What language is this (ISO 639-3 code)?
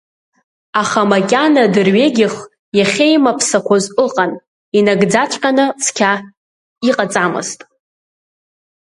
abk